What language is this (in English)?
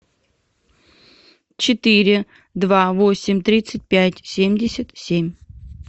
Russian